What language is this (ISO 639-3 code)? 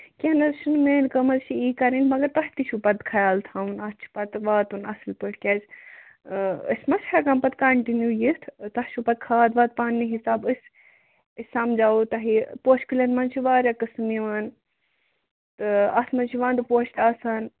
kas